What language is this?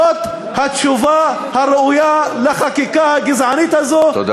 Hebrew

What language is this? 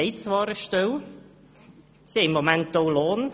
Swiss German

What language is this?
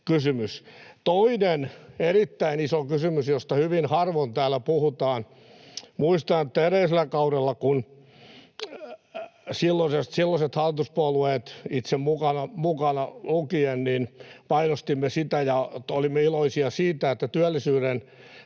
Finnish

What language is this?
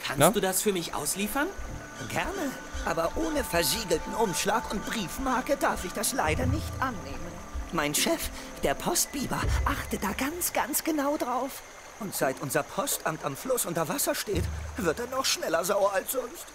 German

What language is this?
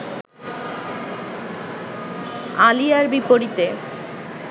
Bangla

